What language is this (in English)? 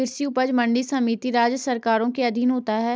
Hindi